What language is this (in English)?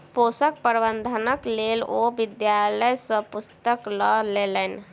Maithili